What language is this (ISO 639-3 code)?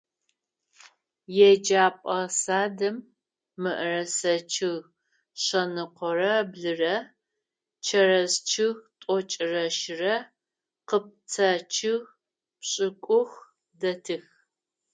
ady